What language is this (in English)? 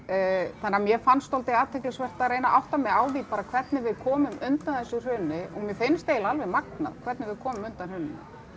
Icelandic